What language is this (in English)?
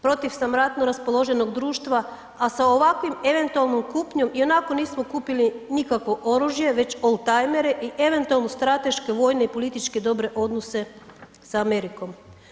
Croatian